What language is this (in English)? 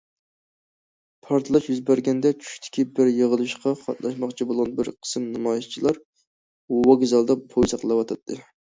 Uyghur